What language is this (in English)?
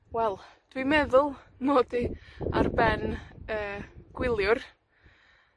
Welsh